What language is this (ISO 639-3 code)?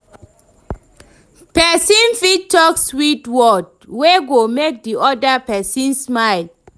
pcm